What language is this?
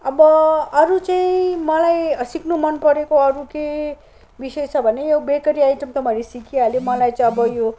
Nepali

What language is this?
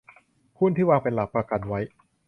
Thai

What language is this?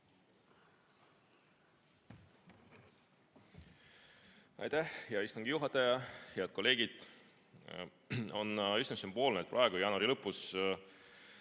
Estonian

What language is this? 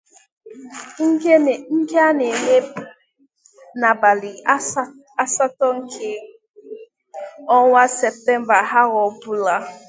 Igbo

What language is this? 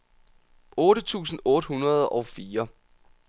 Danish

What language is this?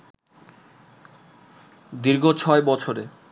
Bangla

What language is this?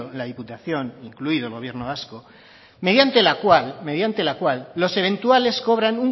Spanish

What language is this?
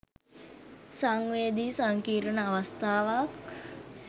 Sinhala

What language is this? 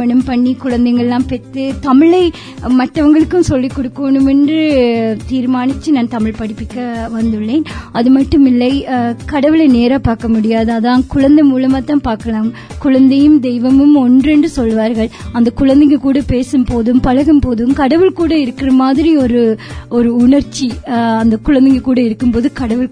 Tamil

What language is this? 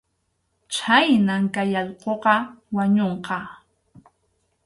Arequipa-La Unión Quechua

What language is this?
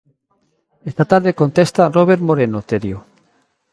Galician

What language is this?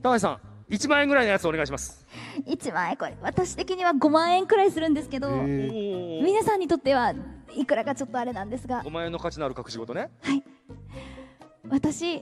Japanese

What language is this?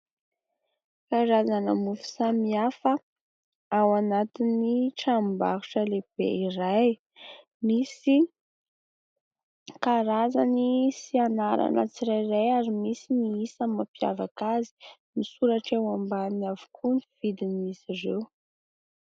Malagasy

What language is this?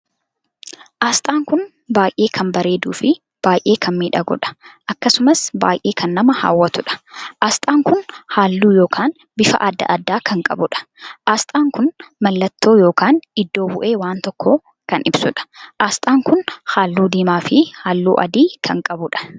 Oromo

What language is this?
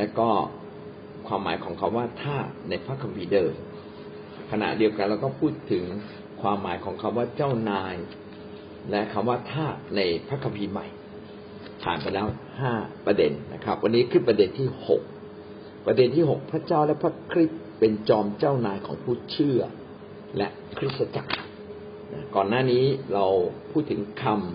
Thai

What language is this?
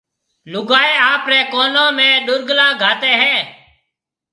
Marwari (Pakistan)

